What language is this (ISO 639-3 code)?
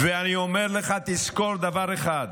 heb